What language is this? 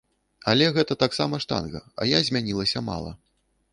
Belarusian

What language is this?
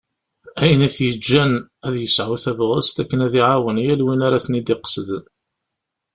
Kabyle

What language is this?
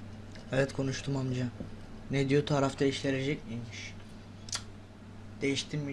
Turkish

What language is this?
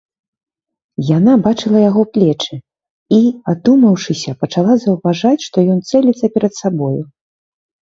Belarusian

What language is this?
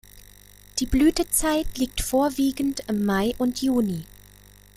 German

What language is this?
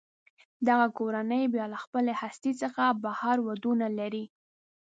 Pashto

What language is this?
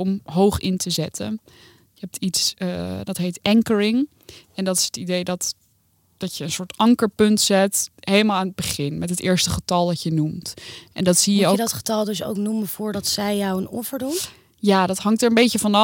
Dutch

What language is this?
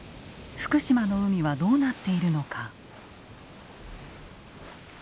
Japanese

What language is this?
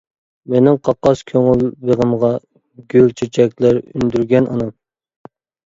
Uyghur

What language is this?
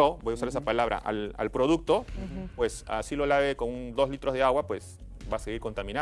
Spanish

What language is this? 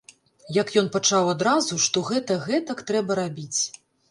Belarusian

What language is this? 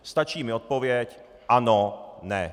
Czech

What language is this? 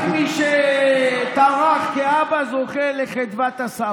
Hebrew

